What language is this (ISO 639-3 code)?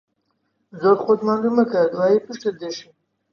ckb